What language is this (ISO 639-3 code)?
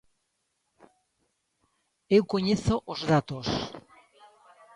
glg